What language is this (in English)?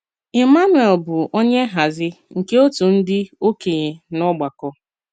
Igbo